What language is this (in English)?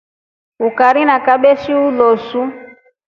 Rombo